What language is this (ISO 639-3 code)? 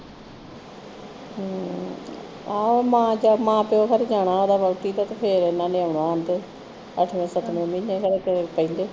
pan